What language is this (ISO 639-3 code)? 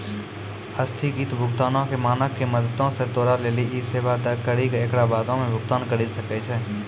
mai